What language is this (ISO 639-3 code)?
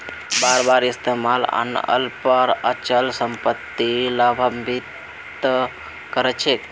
mag